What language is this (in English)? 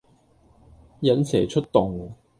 Cantonese